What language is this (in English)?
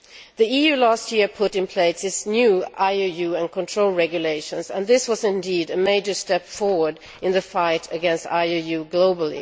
English